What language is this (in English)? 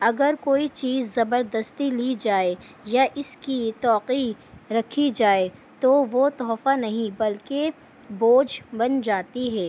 Urdu